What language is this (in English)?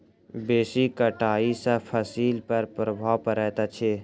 Maithili